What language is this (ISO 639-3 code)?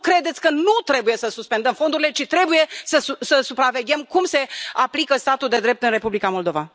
ron